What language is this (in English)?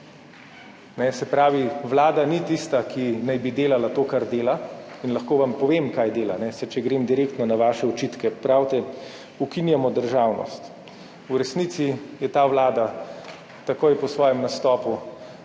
Slovenian